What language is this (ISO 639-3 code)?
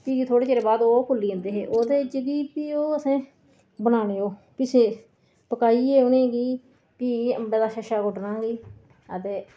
doi